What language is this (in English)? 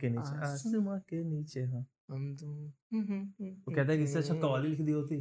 Hindi